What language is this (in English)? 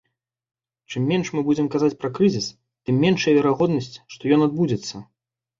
Belarusian